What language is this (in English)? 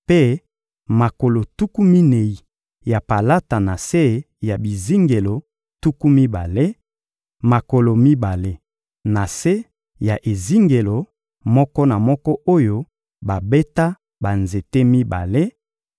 Lingala